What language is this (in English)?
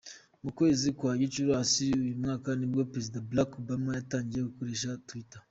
Kinyarwanda